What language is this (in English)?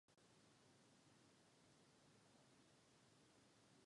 Czech